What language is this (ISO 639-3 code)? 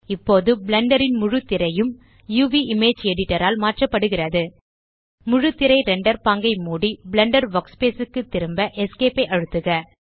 tam